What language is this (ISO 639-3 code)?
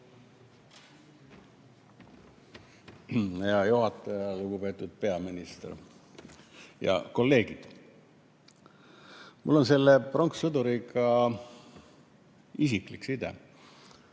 est